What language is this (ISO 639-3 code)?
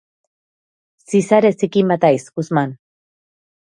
eus